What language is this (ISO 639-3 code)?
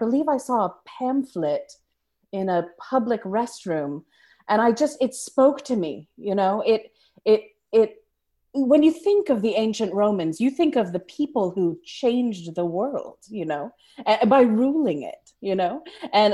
eng